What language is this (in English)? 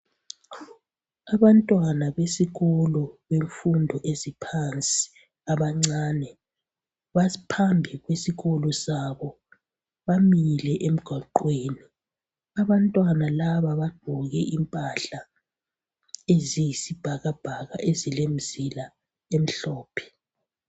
North Ndebele